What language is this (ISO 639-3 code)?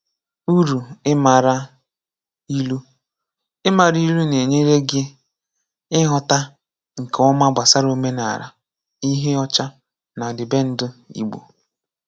ibo